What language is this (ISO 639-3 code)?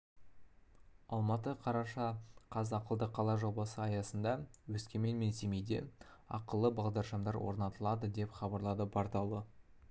kaz